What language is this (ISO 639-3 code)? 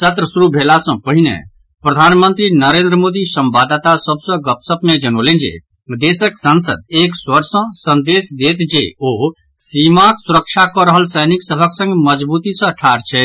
mai